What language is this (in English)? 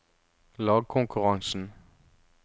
Norwegian